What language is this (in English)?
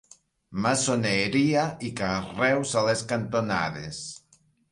Catalan